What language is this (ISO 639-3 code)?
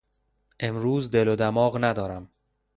fas